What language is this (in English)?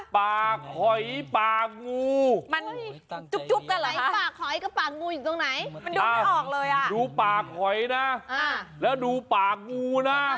Thai